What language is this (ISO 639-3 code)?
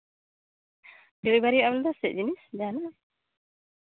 sat